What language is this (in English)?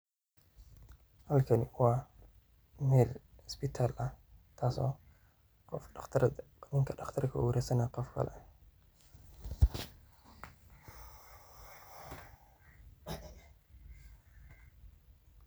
Somali